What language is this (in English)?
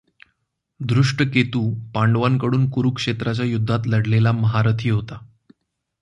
Marathi